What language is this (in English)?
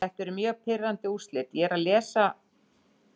Icelandic